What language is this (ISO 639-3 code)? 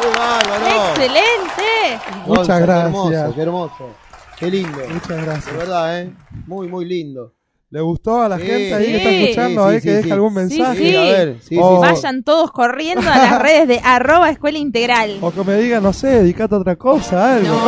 spa